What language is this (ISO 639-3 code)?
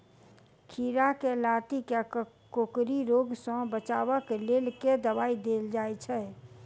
mai